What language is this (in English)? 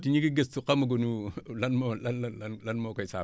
Wolof